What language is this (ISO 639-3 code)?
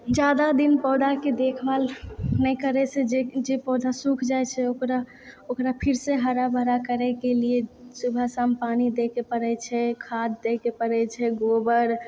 mai